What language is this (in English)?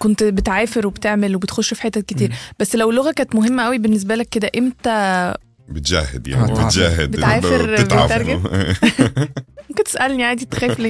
Arabic